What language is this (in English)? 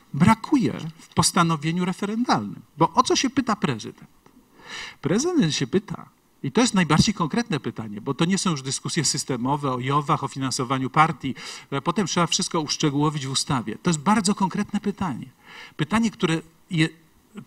Polish